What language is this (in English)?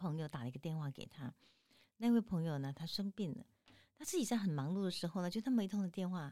Chinese